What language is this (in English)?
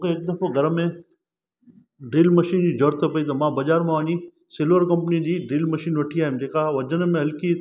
Sindhi